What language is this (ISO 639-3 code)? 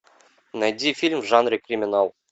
rus